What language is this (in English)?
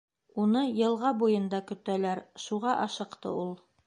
Bashkir